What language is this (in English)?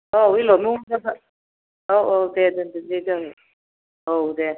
Bodo